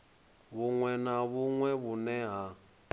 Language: Venda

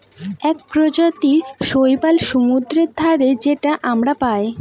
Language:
Bangla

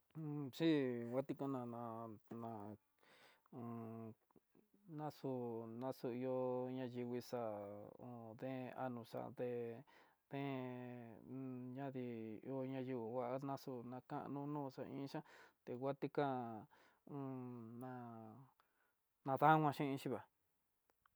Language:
Tidaá Mixtec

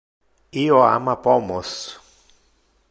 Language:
Interlingua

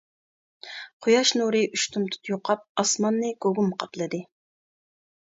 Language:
Uyghur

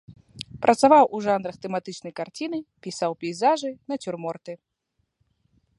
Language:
Belarusian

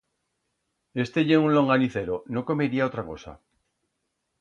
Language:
Aragonese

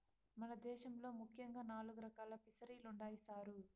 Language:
Telugu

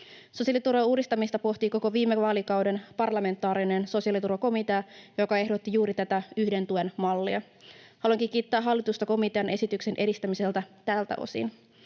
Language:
Finnish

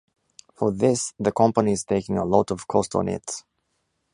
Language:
English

